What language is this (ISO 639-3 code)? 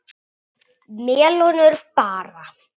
isl